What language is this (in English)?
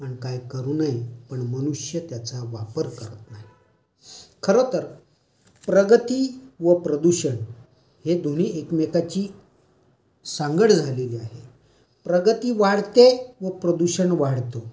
Marathi